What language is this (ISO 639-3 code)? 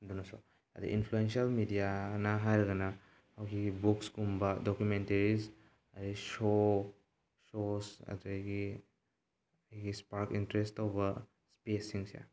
mni